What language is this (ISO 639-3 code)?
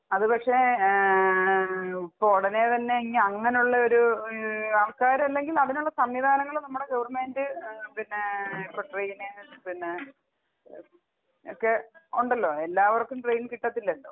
mal